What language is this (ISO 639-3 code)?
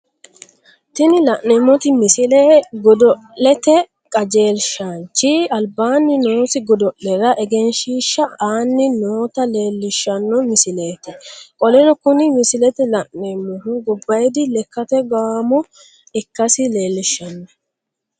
sid